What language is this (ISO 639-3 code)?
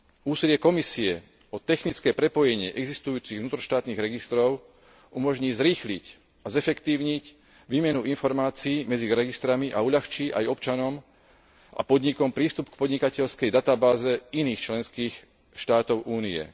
slk